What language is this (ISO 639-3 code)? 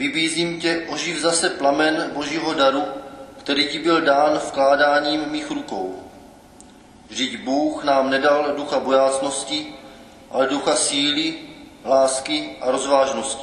ces